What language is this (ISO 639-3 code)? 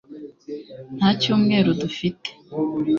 kin